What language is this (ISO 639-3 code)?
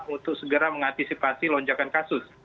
ind